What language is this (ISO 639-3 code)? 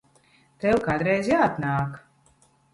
lav